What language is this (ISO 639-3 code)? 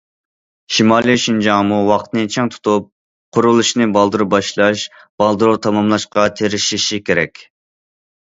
uig